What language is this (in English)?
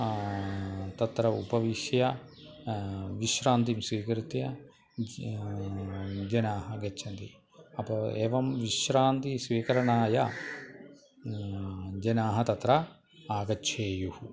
Sanskrit